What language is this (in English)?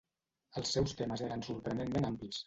Catalan